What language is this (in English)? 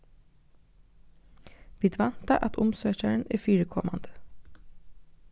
Faroese